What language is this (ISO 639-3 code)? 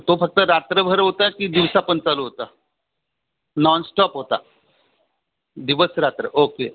mar